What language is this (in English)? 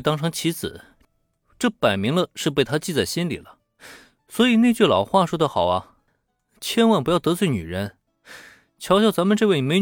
Chinese